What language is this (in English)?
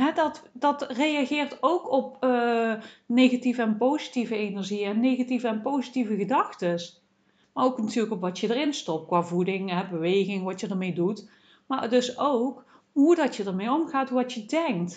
Dutch